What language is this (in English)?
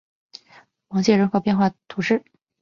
Chinese